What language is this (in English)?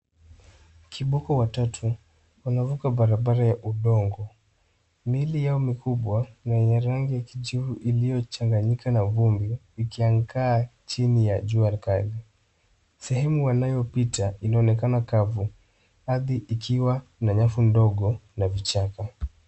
Swahili